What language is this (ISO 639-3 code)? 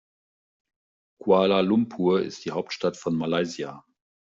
deu